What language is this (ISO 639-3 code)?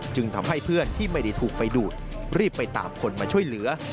tha